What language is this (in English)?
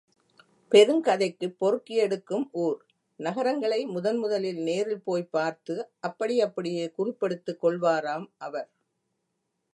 Tamil